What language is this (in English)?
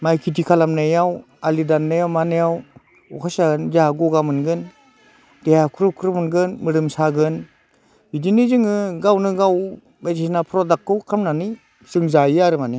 Bodo